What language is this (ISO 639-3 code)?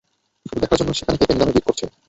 ben